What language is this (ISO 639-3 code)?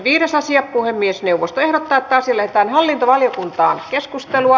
fin